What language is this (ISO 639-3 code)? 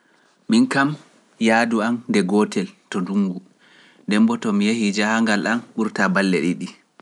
fuf